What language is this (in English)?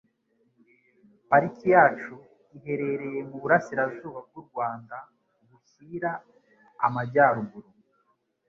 Kinyarwanda